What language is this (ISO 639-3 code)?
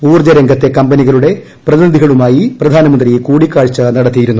mal